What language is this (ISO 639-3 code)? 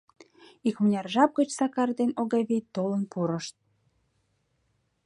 chm